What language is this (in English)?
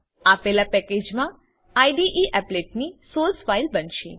Gujarati